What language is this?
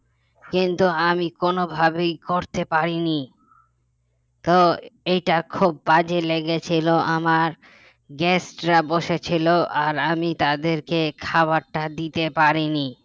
Bangla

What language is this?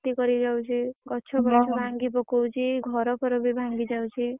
Odia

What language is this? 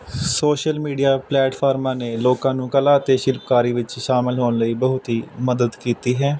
Punjabi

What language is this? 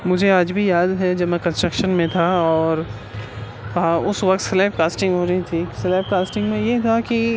Urdu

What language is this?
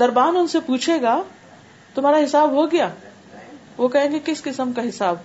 Urdu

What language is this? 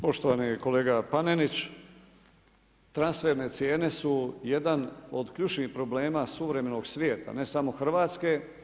Croatian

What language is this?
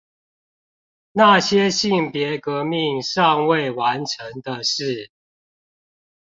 Chinese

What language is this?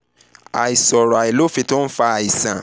Yoruba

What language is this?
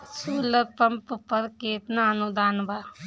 Bhojpuri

